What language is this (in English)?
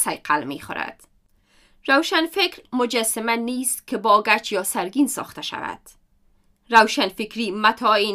Persian